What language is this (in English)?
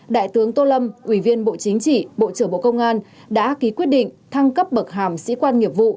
Vietnamese